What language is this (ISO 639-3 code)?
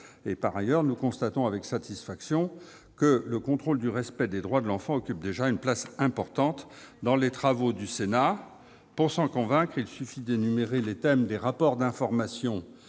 fra